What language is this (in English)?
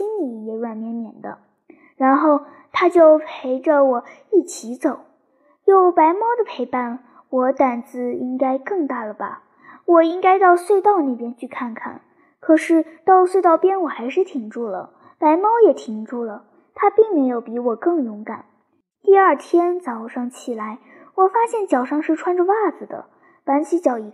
Chinese